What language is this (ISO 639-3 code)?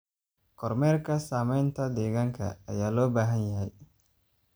som